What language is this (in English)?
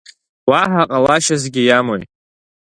Abkhazian